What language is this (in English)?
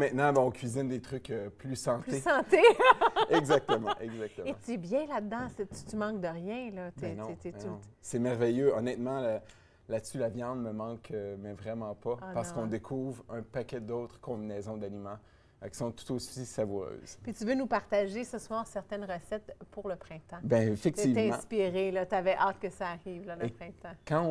French